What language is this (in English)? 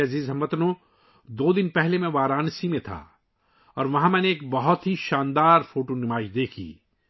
Urdu